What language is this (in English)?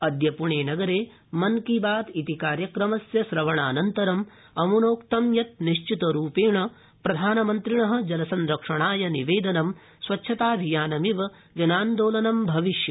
Sanskrit